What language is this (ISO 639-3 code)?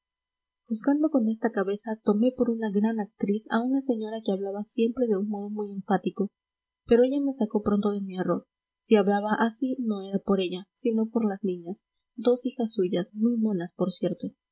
spa